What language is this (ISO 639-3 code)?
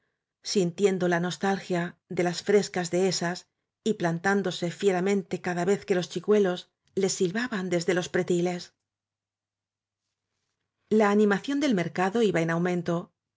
spa